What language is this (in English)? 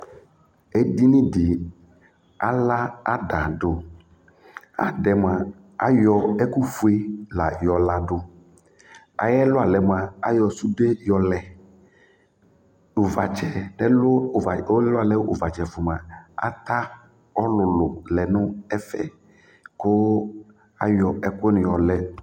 Ikposo